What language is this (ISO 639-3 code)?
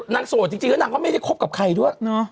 tha